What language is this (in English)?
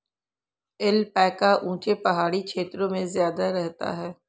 Hindi